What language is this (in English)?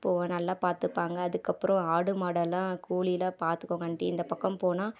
Tamil